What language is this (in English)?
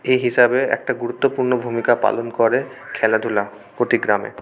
Bangla